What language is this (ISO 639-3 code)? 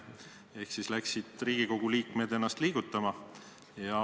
est